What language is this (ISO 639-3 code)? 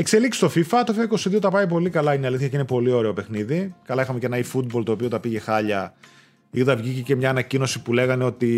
ell